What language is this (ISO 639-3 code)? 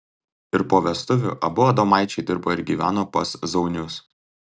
lit